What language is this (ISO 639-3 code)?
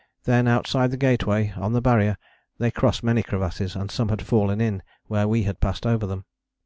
eng